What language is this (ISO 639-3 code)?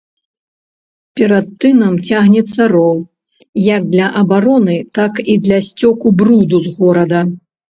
bel